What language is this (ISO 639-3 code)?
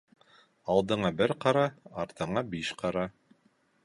bak